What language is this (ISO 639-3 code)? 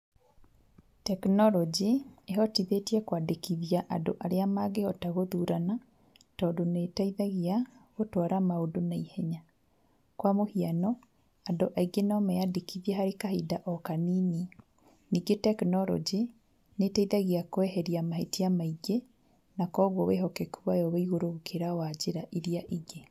kik